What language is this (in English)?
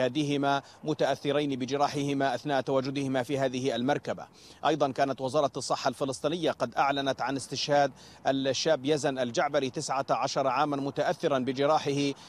Arabic